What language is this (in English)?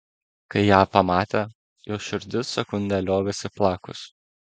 Lithuanian